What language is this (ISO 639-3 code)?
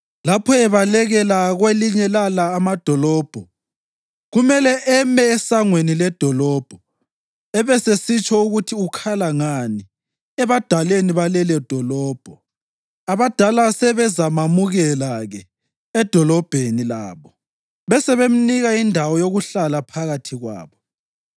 nde